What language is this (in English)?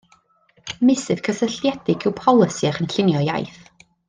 Welsh